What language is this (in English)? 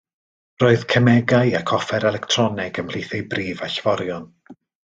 Welsh